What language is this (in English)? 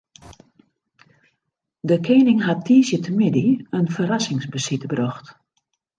Western Frisian